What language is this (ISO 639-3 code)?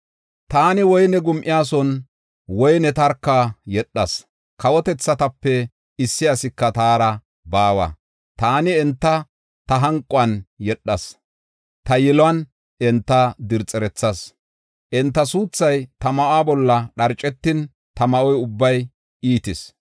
gof